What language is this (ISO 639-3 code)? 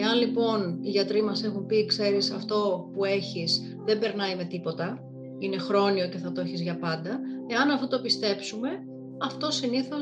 ell